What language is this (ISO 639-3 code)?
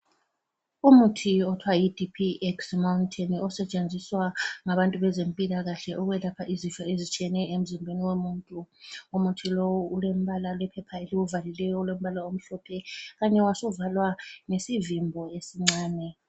nde